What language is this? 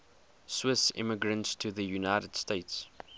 English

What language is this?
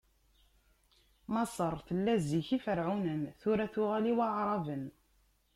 Kabyle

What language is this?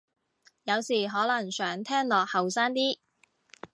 Cantonese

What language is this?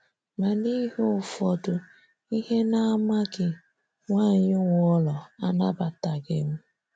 Igbo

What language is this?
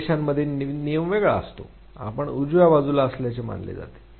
Marathi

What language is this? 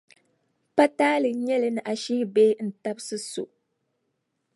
Dagbani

